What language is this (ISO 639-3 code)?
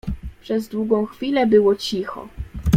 pol